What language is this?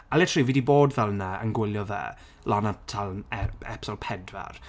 Welsh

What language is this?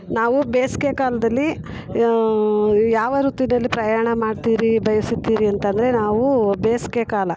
Kannada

